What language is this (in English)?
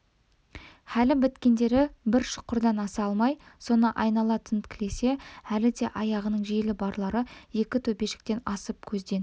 Kazakh